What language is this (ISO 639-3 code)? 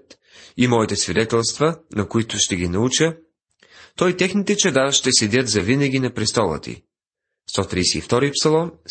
bul